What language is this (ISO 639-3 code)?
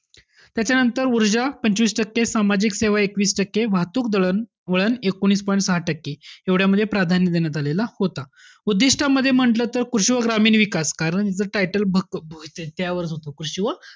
mar